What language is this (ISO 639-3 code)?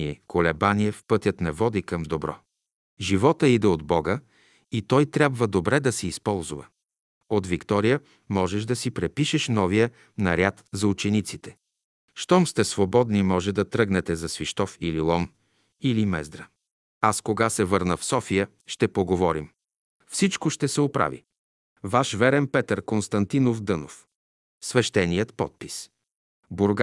bul